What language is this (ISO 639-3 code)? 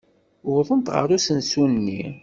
kab